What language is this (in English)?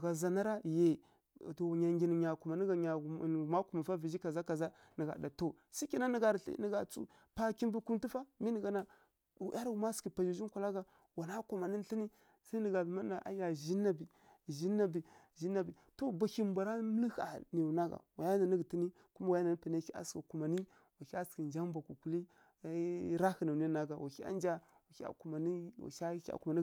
Kirya-Konzəl